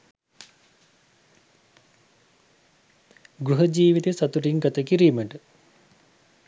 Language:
Sinhala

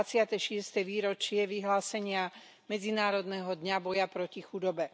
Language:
Slovak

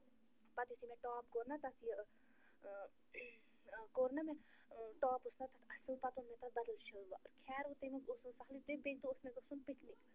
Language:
Kashmiri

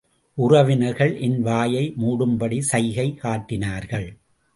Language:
Tamil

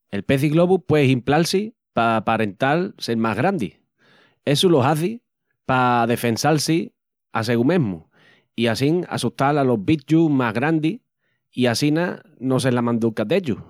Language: Extremaduran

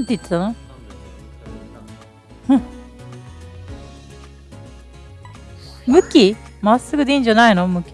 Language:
Japanese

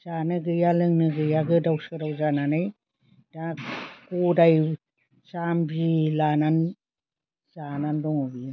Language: Bodo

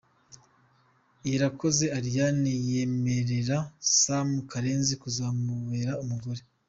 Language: Kinyarwanda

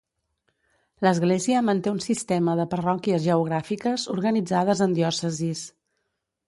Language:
Catalan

